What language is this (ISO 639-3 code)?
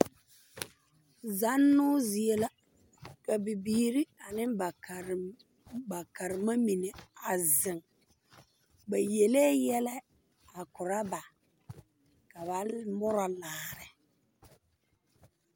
dga